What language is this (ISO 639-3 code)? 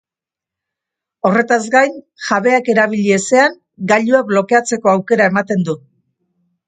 eus